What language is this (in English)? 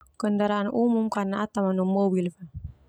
Termanu